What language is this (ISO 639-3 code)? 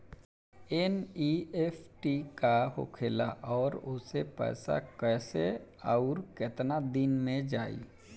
bho